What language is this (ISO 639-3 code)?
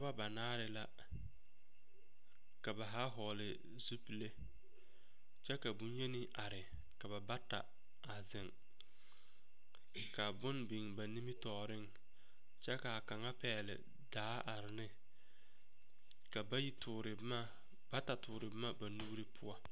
dga